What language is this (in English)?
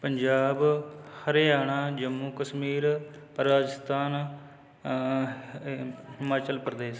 Punjabi